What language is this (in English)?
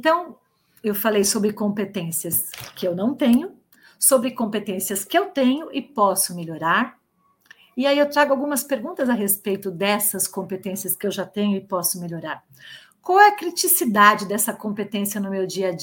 Portuguese